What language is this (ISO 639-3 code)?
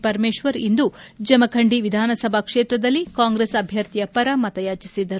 kan